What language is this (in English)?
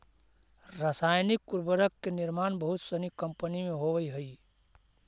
Magahi